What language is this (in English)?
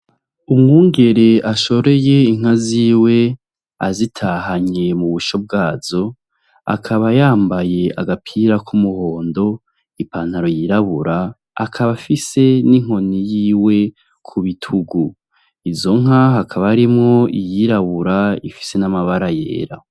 Rundi